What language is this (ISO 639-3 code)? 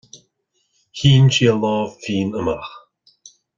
gle